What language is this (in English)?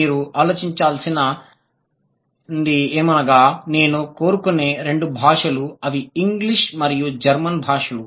Telugu